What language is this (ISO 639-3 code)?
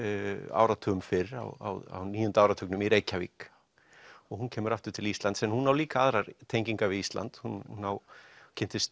isl